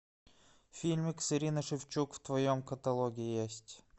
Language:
Russian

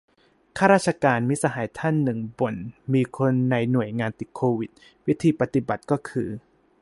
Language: Thai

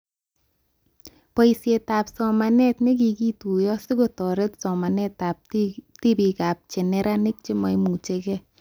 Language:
Kalenjin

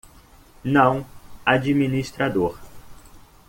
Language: Portuguese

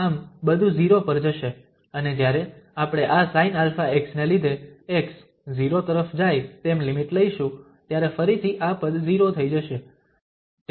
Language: Gujarati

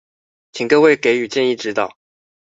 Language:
Chinese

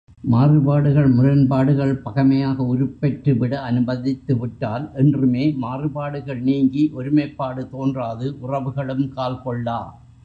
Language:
Tamil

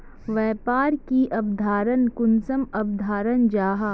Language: Magahi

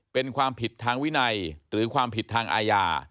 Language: Thai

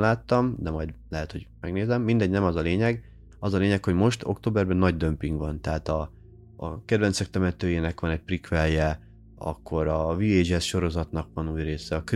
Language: Hungarian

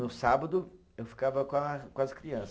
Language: Portuguese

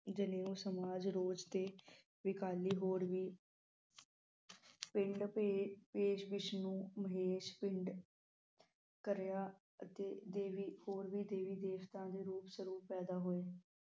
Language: Punjabi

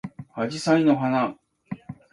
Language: Japanese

